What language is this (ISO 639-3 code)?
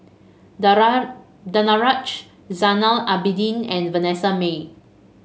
eng